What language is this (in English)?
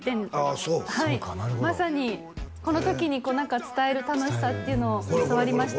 Japanese